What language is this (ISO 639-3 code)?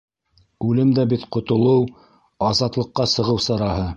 bak